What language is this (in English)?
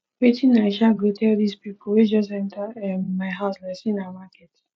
Nigerian Pidgin